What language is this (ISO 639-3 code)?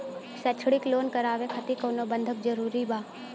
bho